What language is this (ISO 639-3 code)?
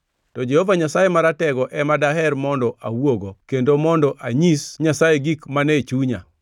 luo